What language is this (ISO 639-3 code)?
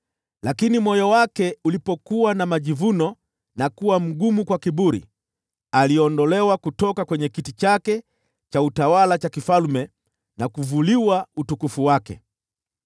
swa